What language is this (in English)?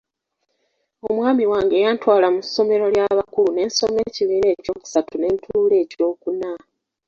Ganda